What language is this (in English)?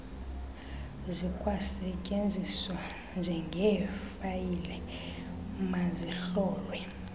Xhosa